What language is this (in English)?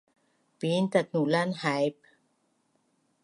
Bunun